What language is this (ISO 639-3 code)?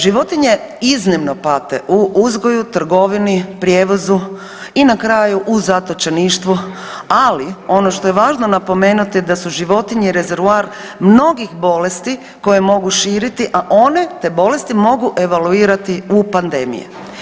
hrv